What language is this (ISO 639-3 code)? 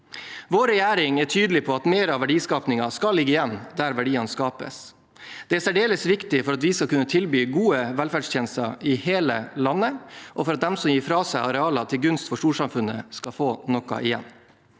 nor